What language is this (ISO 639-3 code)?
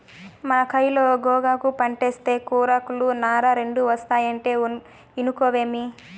tel